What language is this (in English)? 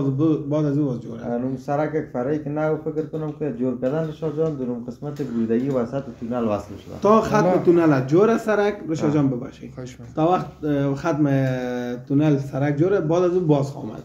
Persian